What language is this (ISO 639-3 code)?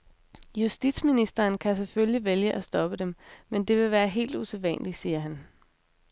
dan